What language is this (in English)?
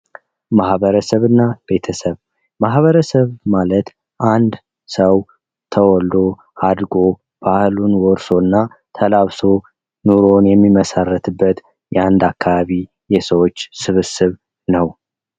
Amharic